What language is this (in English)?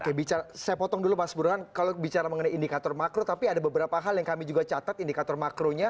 Indonesian